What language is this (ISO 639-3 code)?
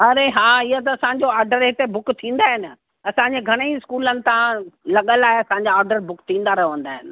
snd